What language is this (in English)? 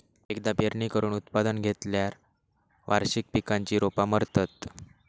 Marathi